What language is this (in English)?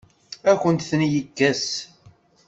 Kabyle